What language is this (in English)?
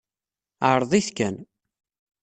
Kabyle